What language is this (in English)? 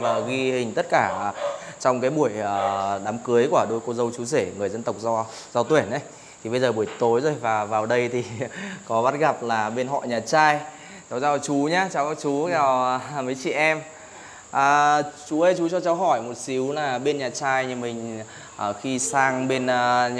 Vietnamese